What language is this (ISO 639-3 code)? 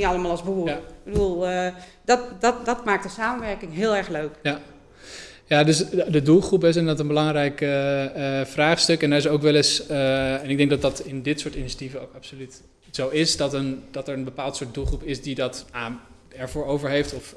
nld